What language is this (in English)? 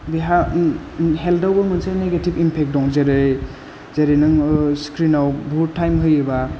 Bodo